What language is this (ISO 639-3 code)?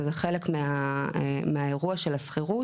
heb